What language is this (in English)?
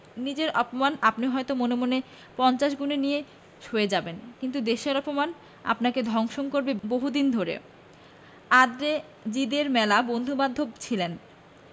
Bangla